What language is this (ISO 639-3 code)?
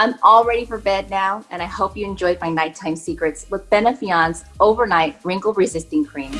eng